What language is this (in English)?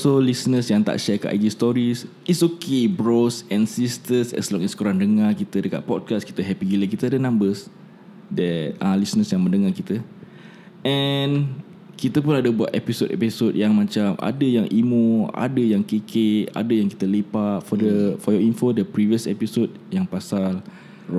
Malay